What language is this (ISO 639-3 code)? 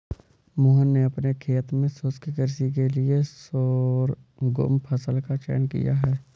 hin